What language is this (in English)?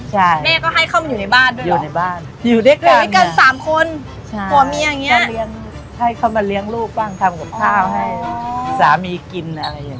Thai